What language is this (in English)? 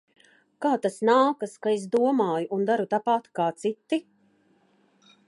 Latvian